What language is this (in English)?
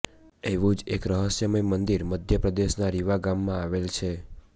Gujarati